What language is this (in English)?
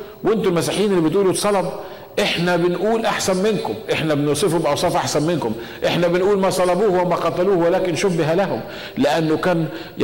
Arabic